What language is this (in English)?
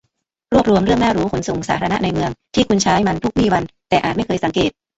Thai